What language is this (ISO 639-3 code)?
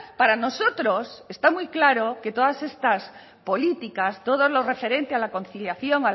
spa